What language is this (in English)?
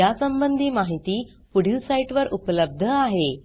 Marathi